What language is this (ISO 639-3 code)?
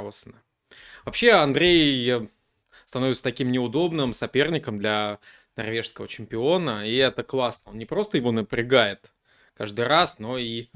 rus